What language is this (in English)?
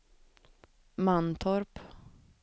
Swedish